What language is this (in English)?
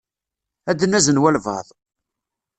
Kabyle